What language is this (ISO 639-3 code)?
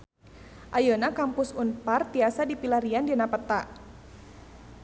sun